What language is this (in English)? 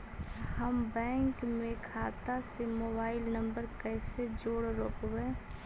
Magahi